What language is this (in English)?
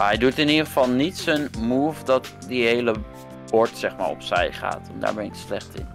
Dutch